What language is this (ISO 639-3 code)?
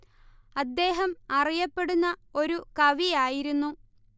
mal